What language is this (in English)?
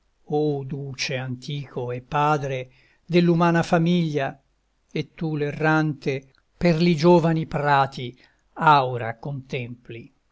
Italian